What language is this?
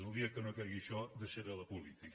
Catalan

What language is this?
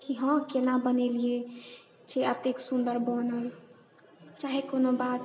Maithili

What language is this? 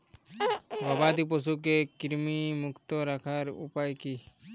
Bangla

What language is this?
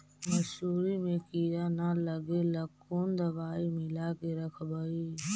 Magahi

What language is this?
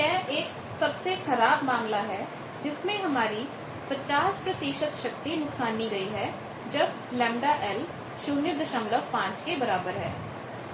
Hindi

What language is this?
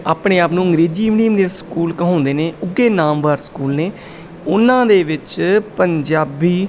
Punjabi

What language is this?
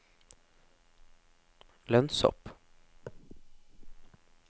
Norwegian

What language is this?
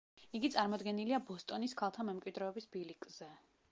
Georgian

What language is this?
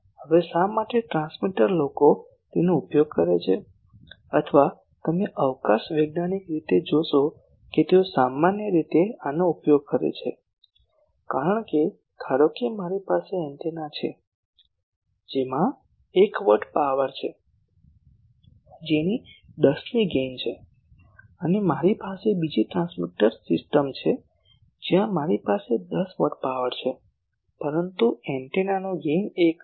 Gujarati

